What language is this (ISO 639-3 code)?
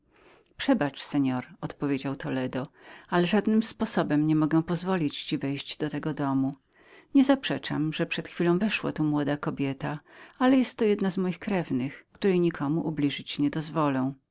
pol